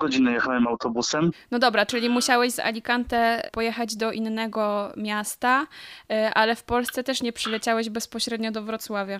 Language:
Polish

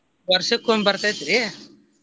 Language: Kannada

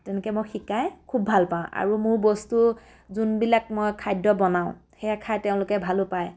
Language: Assamese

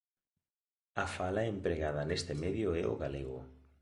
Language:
Galician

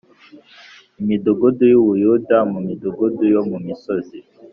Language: Kinyarwanda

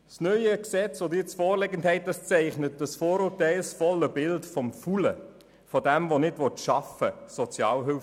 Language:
Swiss German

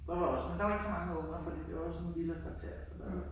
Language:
Danish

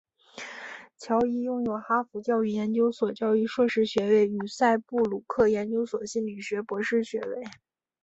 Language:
Chinese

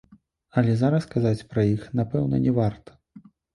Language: Belarusian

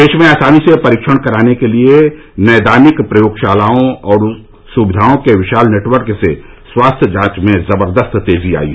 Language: Hindi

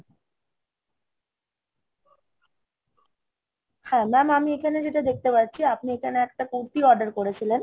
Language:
Bangla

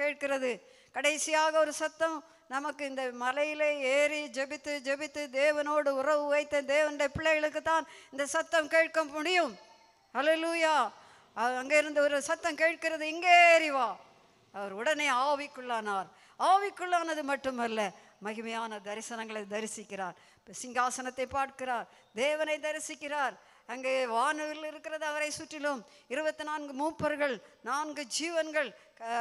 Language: Tamil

